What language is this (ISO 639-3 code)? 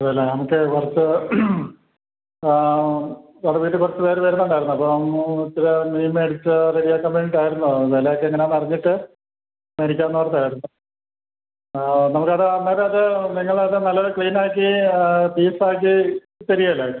mal